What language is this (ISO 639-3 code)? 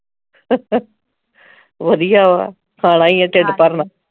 pan